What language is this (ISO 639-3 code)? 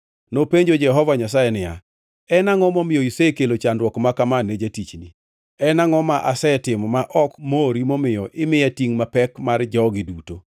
luo